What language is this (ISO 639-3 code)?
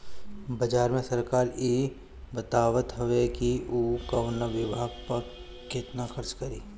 bho